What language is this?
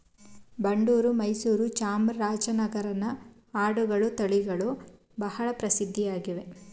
Kannada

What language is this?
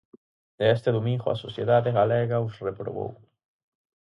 Galician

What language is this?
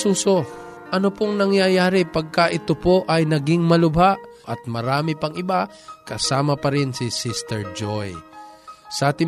Filipino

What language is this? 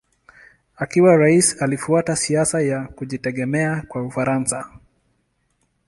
Swahili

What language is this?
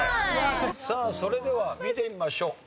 Japanese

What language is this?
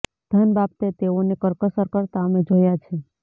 Gujarati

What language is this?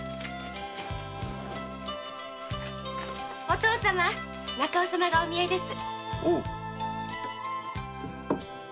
Japanese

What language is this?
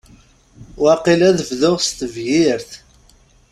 Kabyle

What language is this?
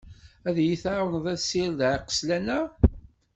Kabyle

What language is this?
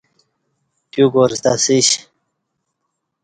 Kati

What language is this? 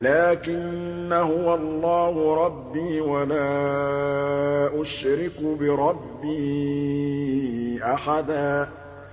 Arabic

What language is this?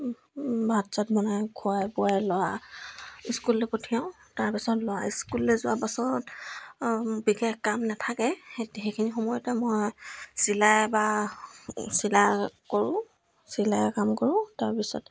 Assamese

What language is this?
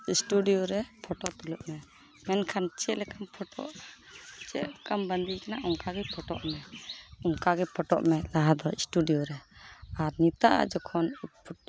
Santali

